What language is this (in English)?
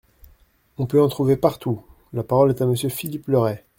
French